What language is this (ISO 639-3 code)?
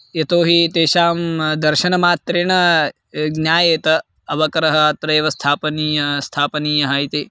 san